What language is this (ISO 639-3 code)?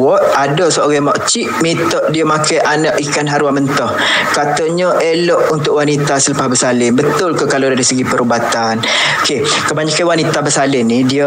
msa